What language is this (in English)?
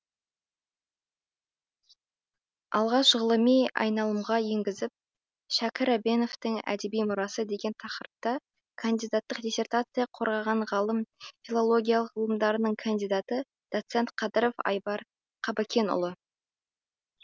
Kazakh